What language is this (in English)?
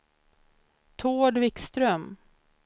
Swedish